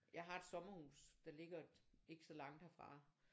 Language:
Danish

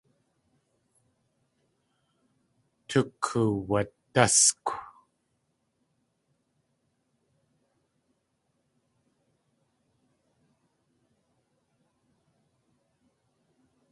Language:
Tlingit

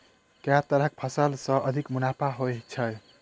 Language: Maithili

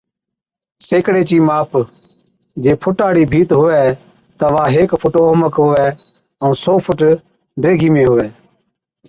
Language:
Od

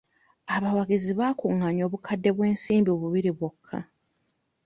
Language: Ganda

